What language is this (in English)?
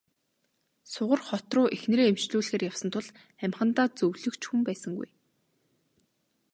Mongolian